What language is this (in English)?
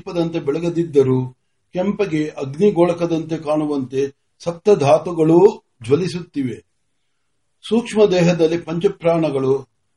Marathi